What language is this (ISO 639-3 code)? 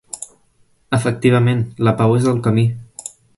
cat